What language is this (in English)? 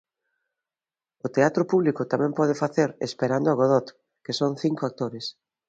Galician